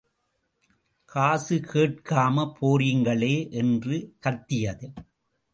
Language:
Tamil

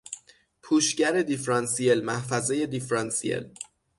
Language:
Persian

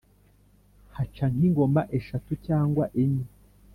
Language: Kinyarwanda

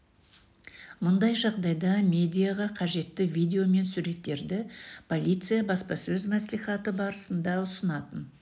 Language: Kazakh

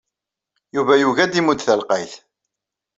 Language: Kabyle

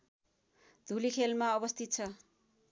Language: Nepali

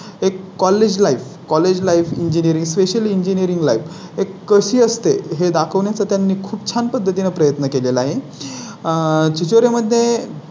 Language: Marathi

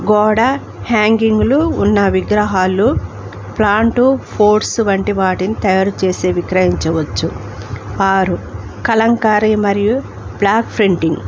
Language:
Telugu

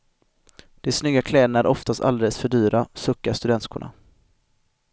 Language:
Swedish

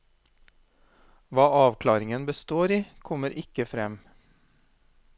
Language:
Norwegian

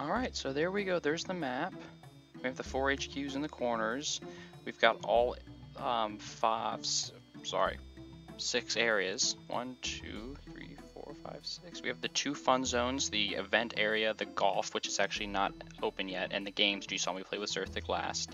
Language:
English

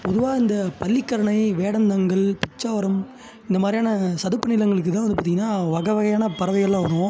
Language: Tamil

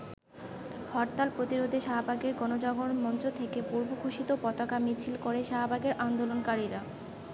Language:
Bangla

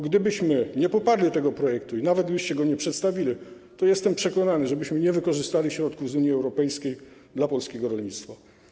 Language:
Polish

